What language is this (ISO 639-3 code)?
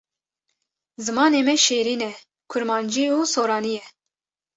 kur